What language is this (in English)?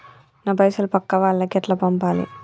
Telugu